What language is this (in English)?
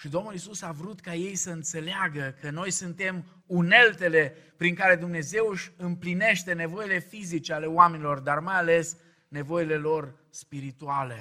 Romanian